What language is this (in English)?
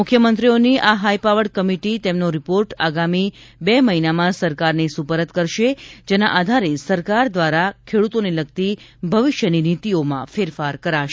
Gujarati